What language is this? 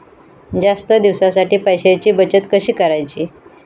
Marathi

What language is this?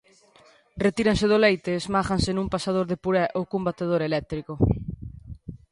Galician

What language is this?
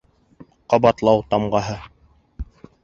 Bashkir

